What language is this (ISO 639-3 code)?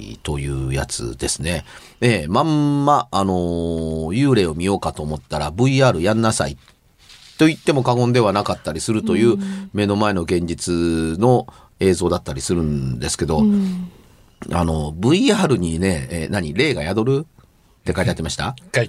jpn